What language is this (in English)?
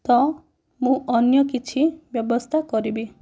Odia